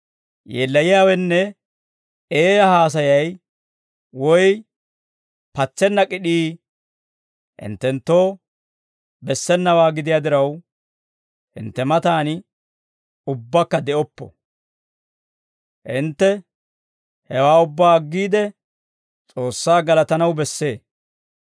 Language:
Dawro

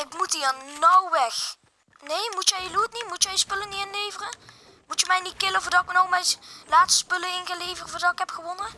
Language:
Dutch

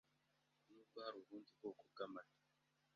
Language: Kinyarwanda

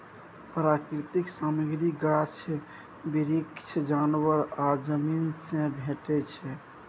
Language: Maithili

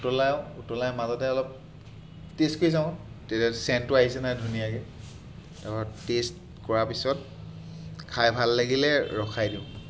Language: Assamese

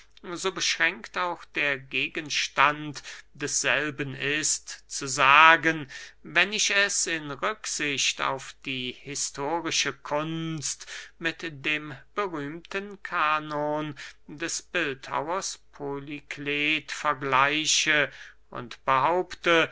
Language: German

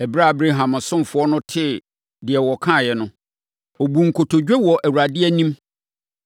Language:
Akan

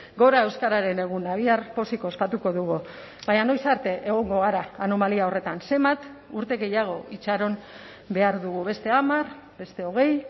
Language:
Basque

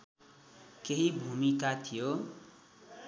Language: Nepali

